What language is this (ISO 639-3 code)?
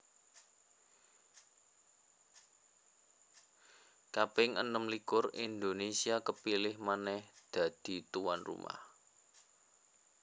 jav